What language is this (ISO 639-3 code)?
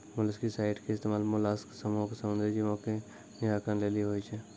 mai